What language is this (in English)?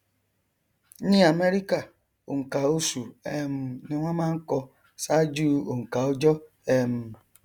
Yoruba